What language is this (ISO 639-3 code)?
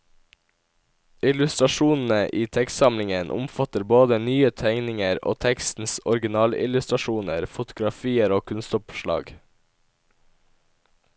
nor